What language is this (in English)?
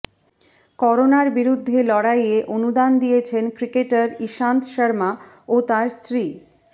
Bangla